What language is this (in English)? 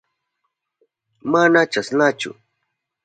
Southern Pastaza Quechua